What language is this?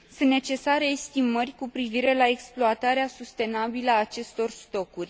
Romanian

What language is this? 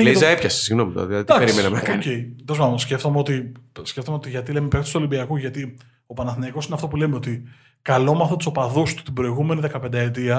Greek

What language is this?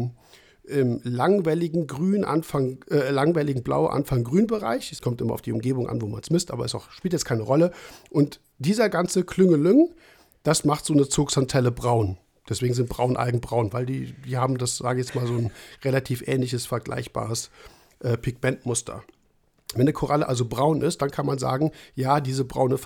German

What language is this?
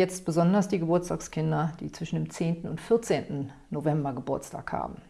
German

